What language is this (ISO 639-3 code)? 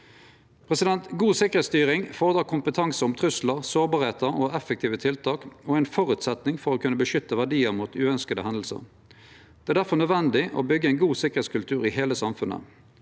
nor